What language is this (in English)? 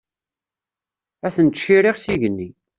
Kabyle